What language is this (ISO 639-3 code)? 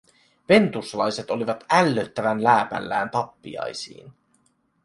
fin